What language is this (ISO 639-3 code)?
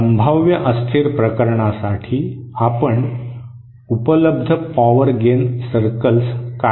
mar